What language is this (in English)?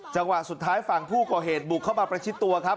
Thai